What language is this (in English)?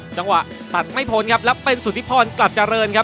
Thai